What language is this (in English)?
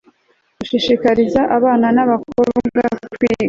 Kinyarwanda